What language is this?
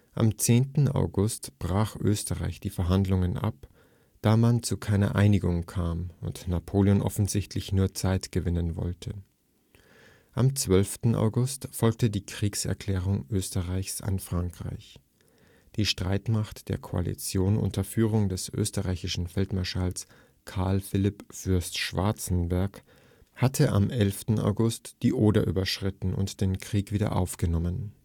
German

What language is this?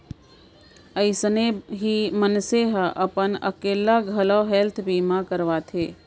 Chhattisgarhi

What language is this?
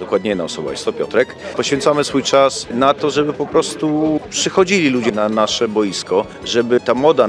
Polish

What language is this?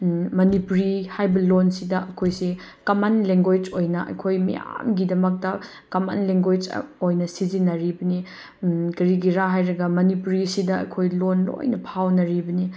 Manipuri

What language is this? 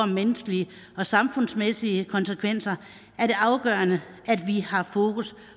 Danish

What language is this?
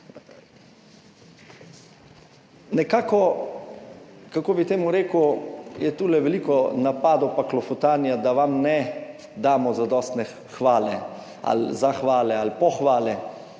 Slovenian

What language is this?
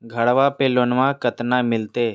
Magahi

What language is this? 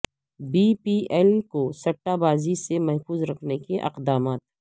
Urdu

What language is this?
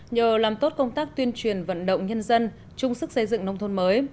Vietnamese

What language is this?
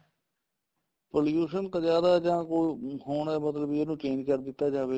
Punjabi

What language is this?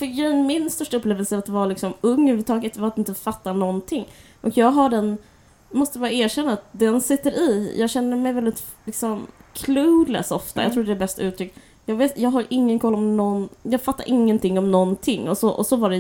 Swedish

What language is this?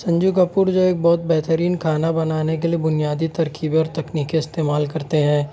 Urdu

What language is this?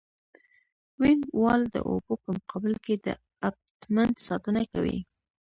Pashto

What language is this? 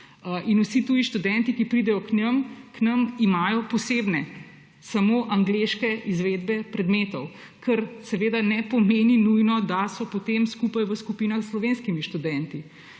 Slovenian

